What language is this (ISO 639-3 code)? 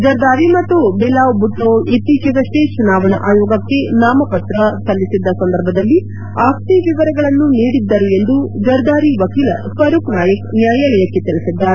kan